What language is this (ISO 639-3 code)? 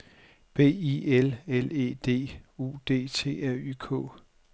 dan